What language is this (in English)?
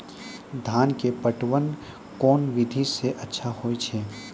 Maithili